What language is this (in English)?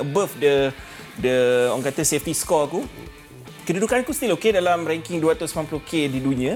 Malay